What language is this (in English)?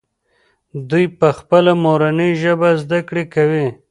Pashto